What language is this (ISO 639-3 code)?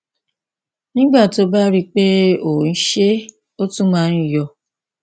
yor